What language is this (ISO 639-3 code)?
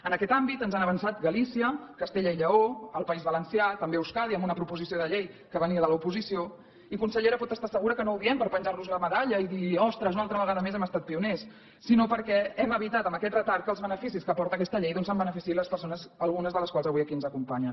cat